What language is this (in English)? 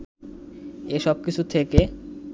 Bangla